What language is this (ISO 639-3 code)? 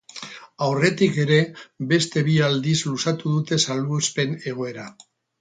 eus